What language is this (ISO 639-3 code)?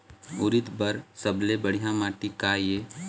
hne